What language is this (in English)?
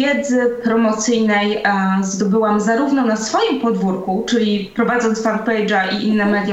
Polish